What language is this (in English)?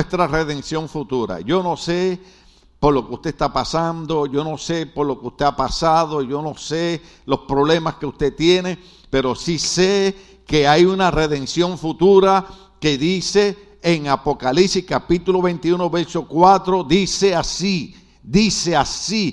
Spanish